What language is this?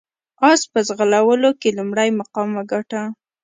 Pashto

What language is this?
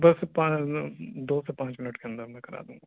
Urdu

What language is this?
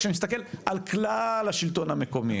Hebrew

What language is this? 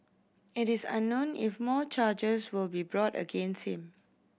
English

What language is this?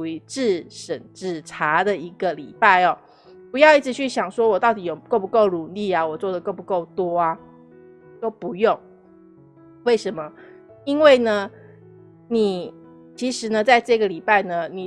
Chinese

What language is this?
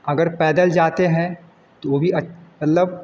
Hindi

